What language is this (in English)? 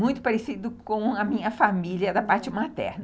Portuguese